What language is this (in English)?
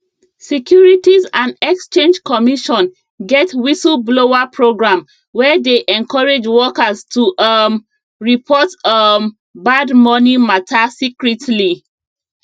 Nigerian Pidgin